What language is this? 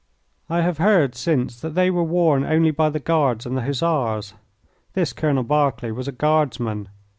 English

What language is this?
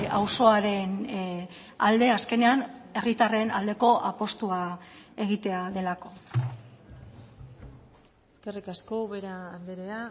Basque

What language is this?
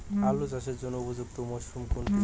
Bangla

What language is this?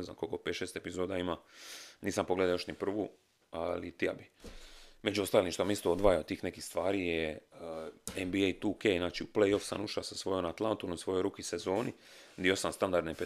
Croatian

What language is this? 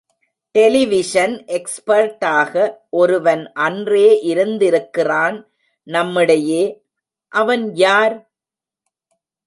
Tamil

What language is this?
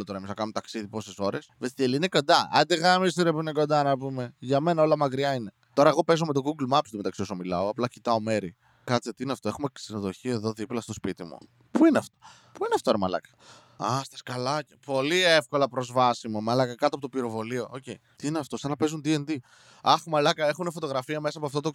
Greek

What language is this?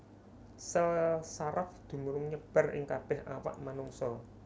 Javanese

